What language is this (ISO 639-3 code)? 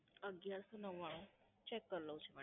guj